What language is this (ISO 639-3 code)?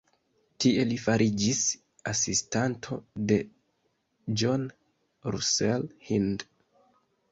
epo